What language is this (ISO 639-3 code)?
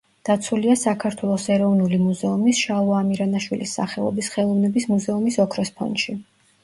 kat